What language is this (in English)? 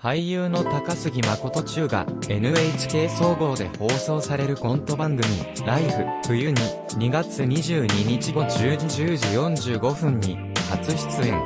Japanese